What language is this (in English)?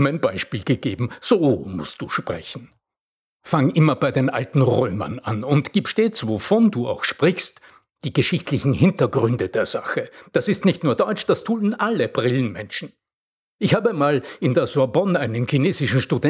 German